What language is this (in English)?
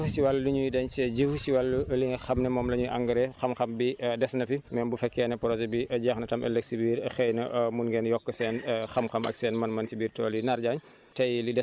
Wolof